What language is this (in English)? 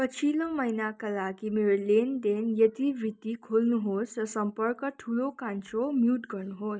Nepali